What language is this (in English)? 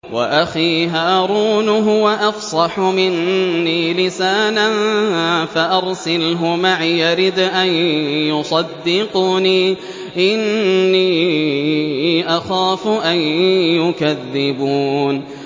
Arabic